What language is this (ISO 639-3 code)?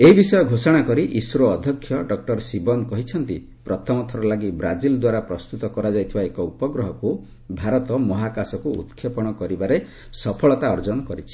ori